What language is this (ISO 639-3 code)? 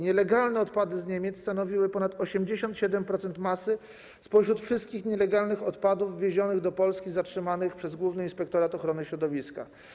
pol